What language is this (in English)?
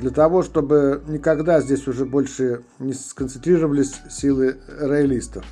Russian